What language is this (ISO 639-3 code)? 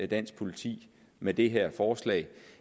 dan